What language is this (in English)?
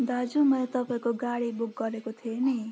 Nepali